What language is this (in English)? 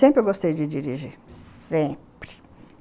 Portuguese